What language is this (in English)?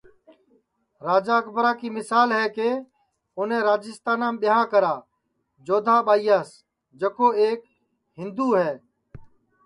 Sansi